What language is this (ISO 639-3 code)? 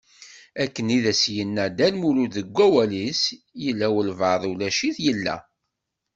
kab